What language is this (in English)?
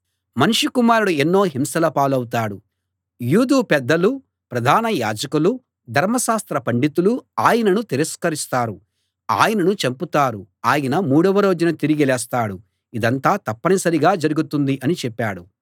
Telugu